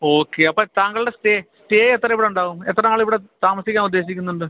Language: Malayalam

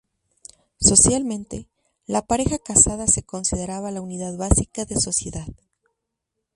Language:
Spanish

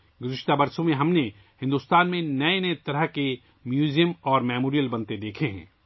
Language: Urdu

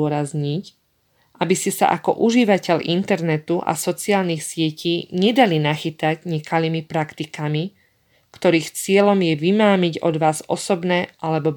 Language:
Slovak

